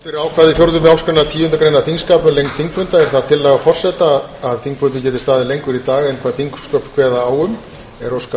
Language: Icelandic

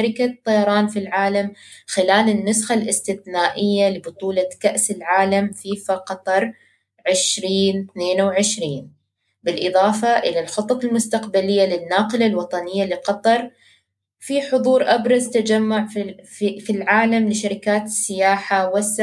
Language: Arabic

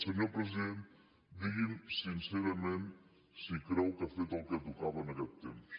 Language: Catalan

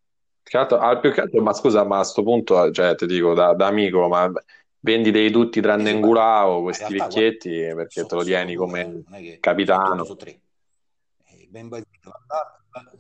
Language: Italian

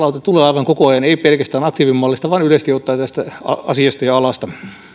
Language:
Finnish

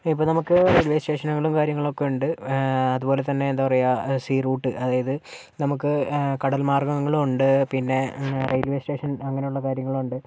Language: Malayalam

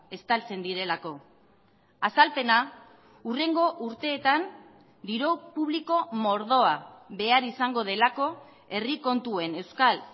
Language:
Basque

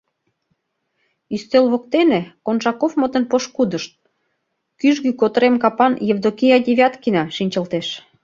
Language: Mari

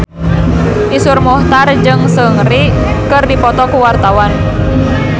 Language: Sundanese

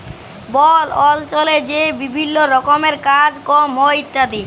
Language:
Bangla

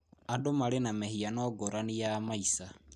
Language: Kikuyu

